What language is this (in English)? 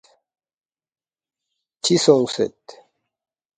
Balti